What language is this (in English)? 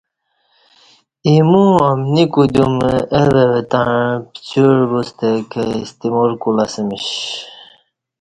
Kati